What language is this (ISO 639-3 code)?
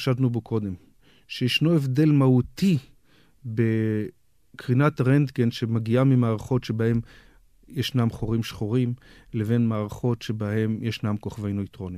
heb